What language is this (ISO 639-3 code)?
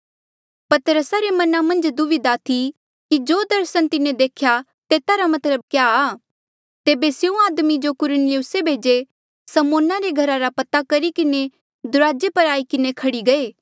mjl